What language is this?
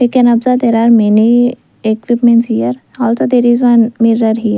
English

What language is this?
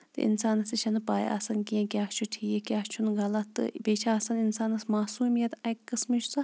Kashmiri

